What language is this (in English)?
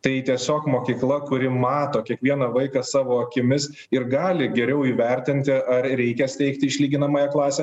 Lithuanian